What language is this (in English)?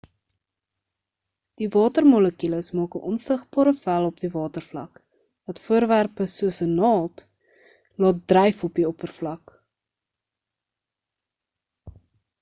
Afrikaans